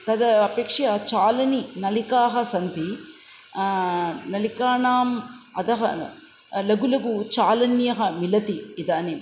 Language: Sanskrit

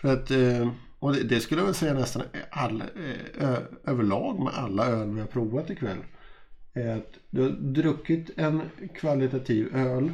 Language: Swedish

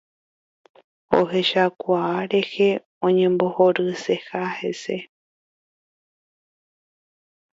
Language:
Guarani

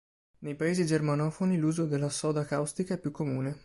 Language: Italian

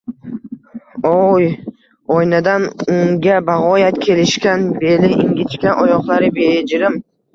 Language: Uzbek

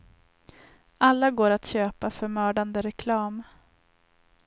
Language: Swedish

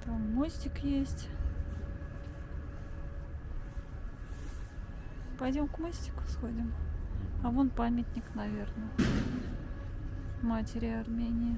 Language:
Russian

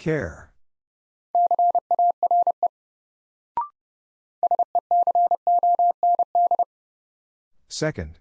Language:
English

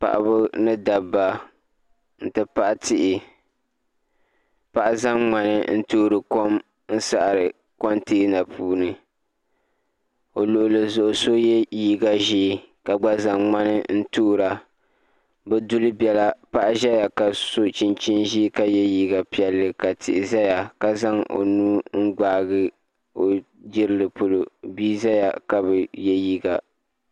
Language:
Dagbani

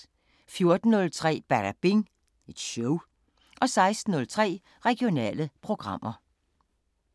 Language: Danish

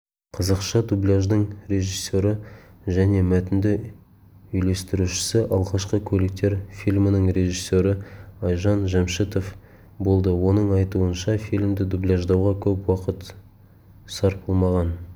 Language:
Kazakh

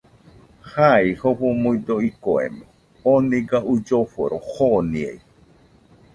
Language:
Nüpode Huitoto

